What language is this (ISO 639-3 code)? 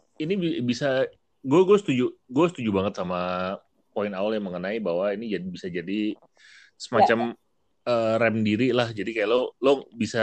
ind